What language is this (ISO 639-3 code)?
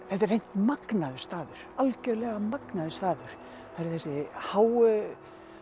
isl